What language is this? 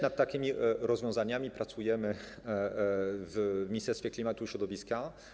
Polish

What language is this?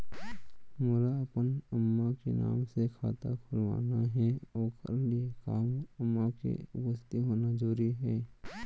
Chhattisgarhi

